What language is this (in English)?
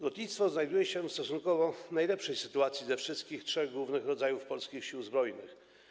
Polish